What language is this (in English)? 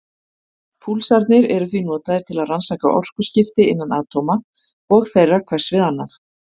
Icelandic